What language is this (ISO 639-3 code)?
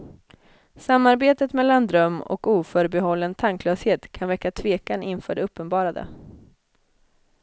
swe